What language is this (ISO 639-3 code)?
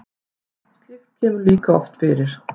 isl